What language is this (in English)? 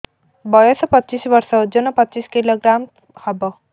Odia